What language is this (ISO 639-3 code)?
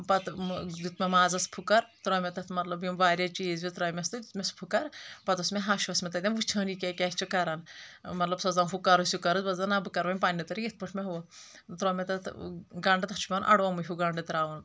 kas